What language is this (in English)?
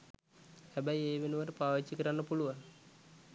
Sinhala